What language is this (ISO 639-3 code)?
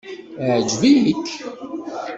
kab